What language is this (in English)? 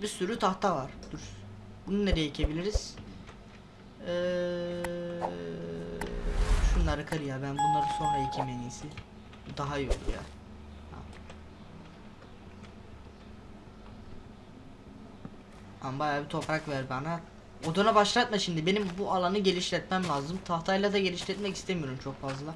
Turkish